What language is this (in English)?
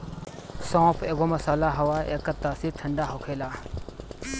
Bhojpuri